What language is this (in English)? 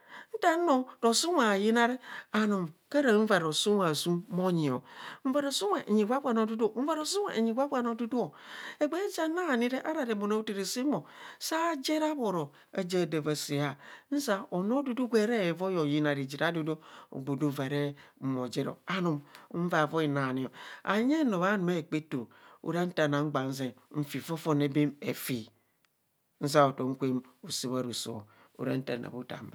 Kohumono